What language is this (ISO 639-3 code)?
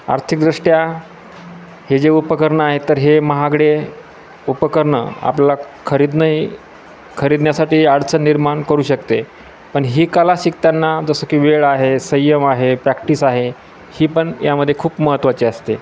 mar